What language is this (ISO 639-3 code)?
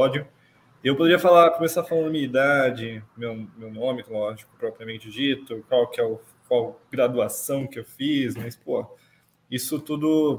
por